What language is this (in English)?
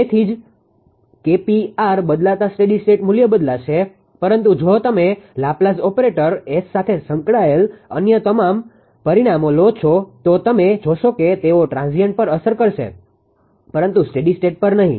Gujarati